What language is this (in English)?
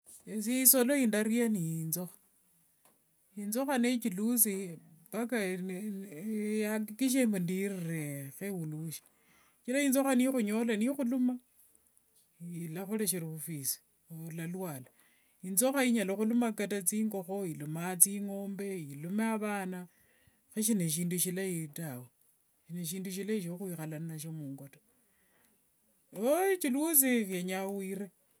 Wanga